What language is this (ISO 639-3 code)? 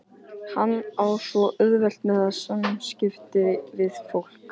isl